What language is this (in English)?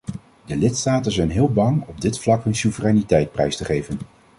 Dutch